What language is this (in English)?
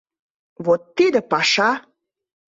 Mari